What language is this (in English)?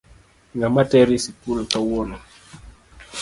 Luo (Kenya and Tanzania)